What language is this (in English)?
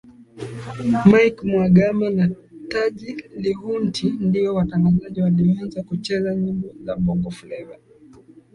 Swahili